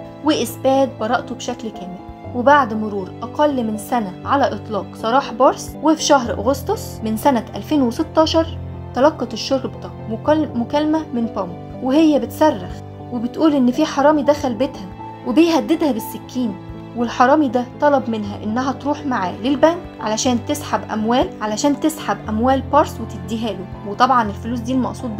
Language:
Arabic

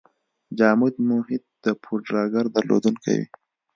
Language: Pashto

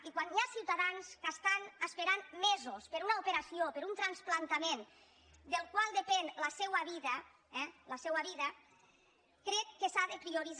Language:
Catalan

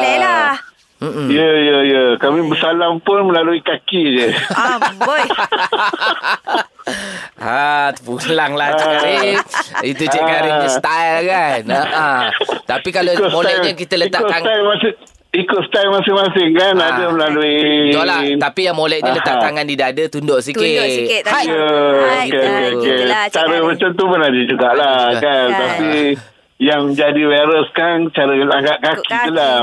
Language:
Malay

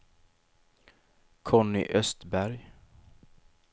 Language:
Swedish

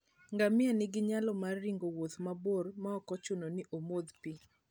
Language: Luo (Kenya and Tanzania)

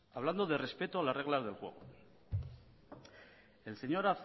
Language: Spanish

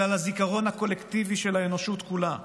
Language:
Hebrew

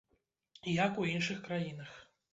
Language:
Belarusian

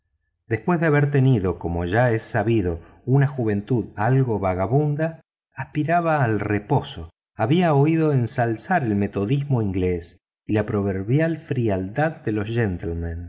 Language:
Spanish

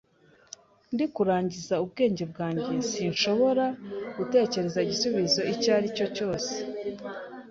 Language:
Kinyarwanda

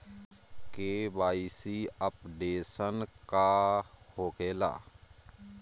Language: Bhojpuri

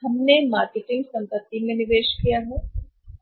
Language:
Hindi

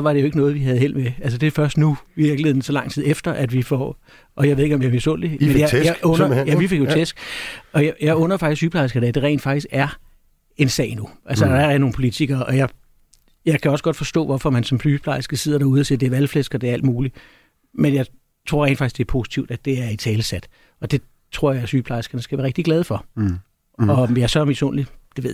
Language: Danish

